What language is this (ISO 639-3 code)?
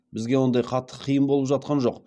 kaz